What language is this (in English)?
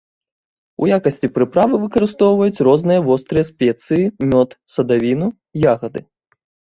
Belarusian